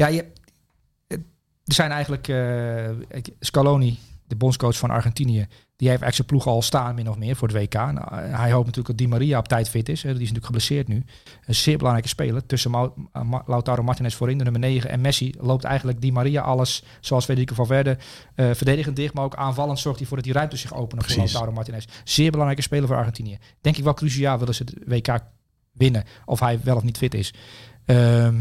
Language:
Dutch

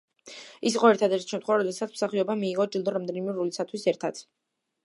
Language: Georgian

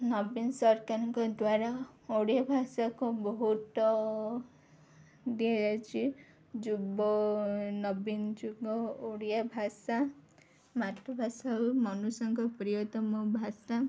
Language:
Odia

